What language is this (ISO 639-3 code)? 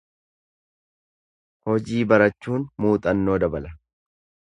orm